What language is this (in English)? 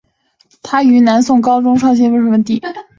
Chinese